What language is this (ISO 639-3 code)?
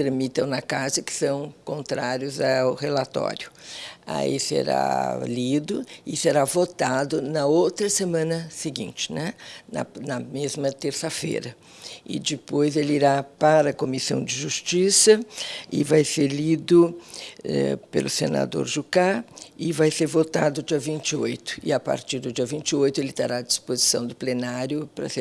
por